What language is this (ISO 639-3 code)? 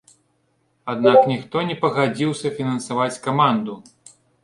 bel